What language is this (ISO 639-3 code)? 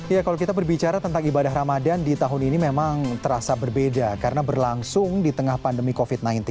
ind